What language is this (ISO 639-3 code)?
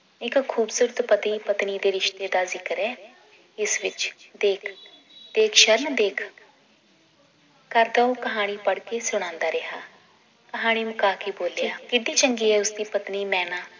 pan